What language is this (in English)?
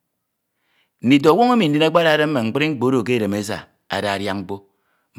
Ito